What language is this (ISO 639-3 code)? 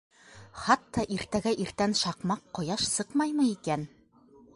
bak